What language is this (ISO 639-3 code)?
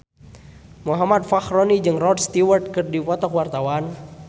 sun